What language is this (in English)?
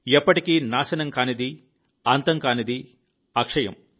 Telugu